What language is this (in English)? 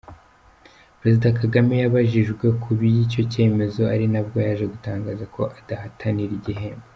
Kinyarwanda